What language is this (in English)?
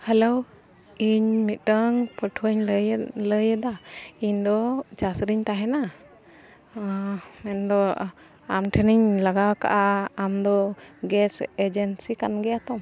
Santali